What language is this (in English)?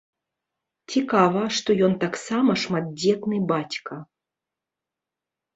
Belarusian